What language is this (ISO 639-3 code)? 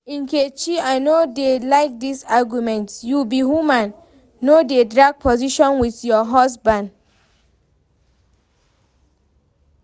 pcm